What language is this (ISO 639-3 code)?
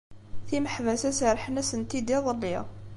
kab